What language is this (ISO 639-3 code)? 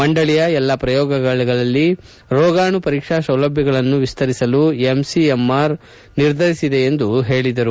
kan